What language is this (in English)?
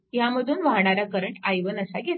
Marathi